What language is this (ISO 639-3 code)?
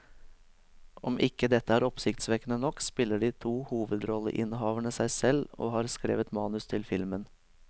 nor